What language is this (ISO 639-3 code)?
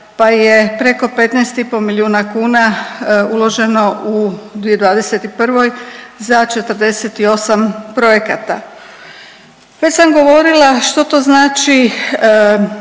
hrv